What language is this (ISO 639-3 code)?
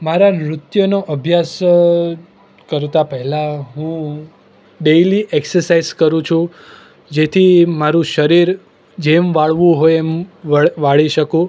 guj